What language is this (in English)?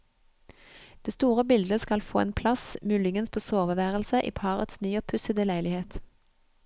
Norwegian